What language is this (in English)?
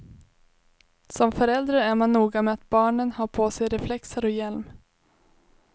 Swedish